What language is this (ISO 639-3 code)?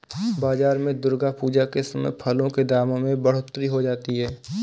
hin